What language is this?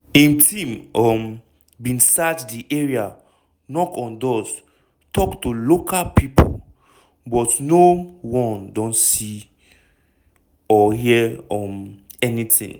Nigerian Pidgin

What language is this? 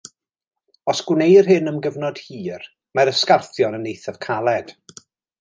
Welsh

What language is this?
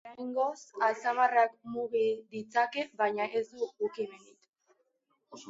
Basque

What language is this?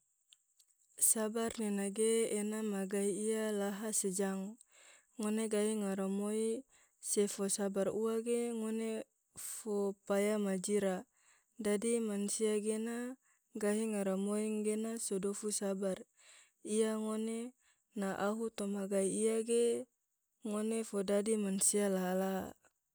Tidore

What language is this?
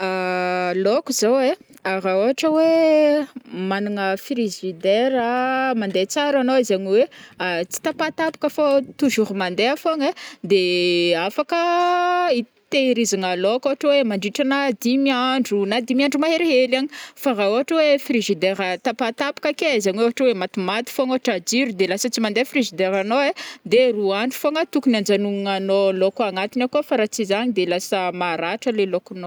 Northern Betsimisaraka Malagasy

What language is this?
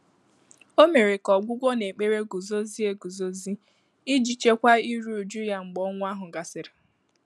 Igbo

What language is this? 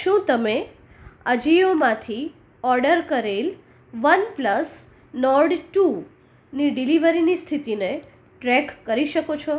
Gujarati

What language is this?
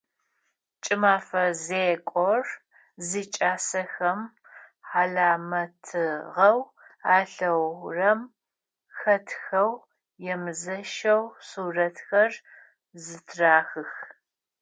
Adyghe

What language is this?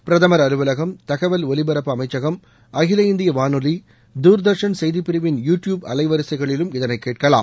Tamil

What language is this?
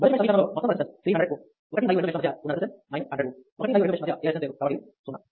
Telugu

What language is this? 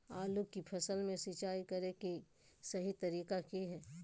Magahi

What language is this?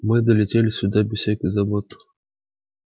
Russian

